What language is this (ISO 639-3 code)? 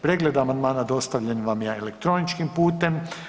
hrv